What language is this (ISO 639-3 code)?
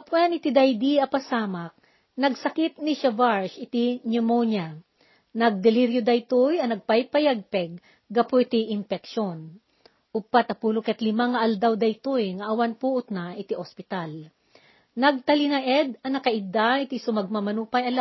fil